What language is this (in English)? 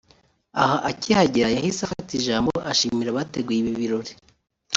Kinyarwanda